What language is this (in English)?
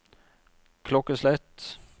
Norwegian